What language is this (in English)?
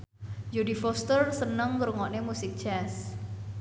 Javanese